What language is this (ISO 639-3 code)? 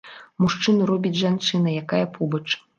bel